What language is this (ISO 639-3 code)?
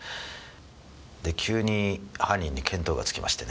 jpn